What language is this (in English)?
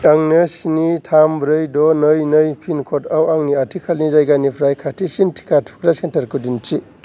Bodo